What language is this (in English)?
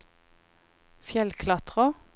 Norwegian